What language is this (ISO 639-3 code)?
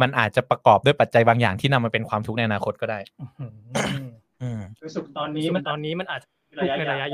tha